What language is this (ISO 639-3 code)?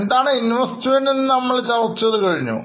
mal